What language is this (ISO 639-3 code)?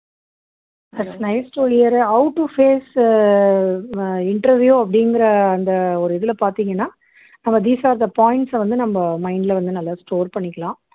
tam